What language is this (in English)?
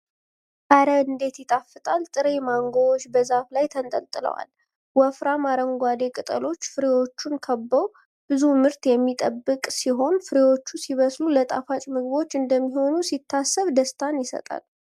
Amharic